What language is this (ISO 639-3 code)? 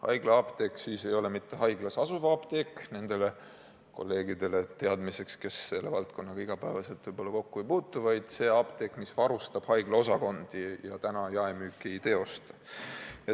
est